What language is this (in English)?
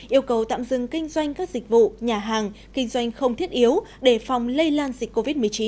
Vietnamese